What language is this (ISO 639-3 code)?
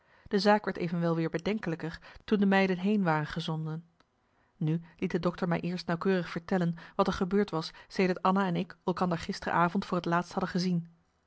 nld